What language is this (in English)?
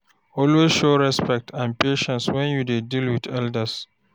Nigerian Pidgin